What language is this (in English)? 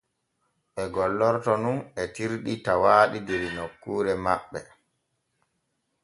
Borgu Fulfulde